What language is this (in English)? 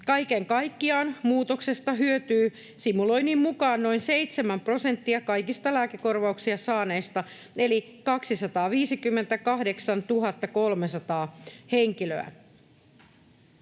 Finnish